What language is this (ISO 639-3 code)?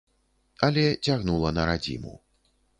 bel